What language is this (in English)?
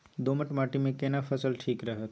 Maithili